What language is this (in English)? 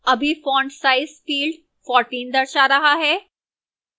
Hindi